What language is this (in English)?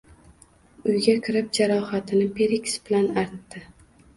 Uzbek